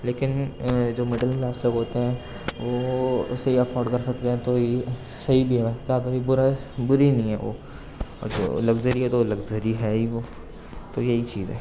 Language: Urdu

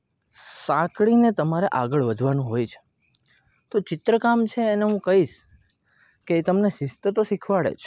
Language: Gujarati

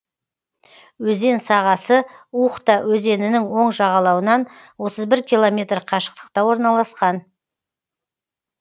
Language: Kazakh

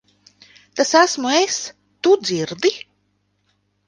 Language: Latvian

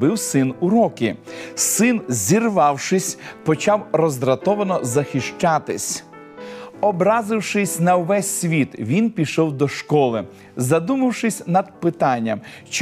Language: Ukrainian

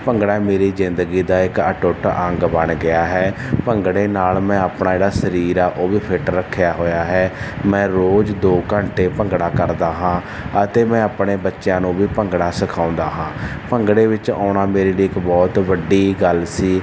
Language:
Punjabi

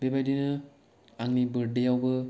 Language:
Bodo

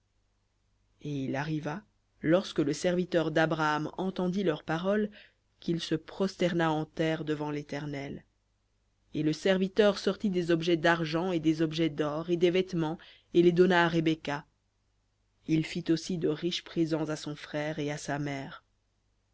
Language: French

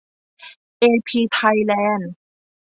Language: Thai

